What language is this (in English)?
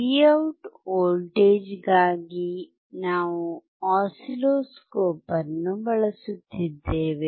Kannada